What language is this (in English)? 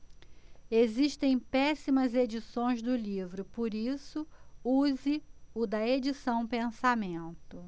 Portuguese